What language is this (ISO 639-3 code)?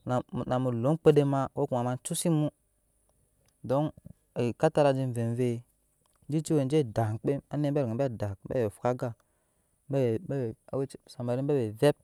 yes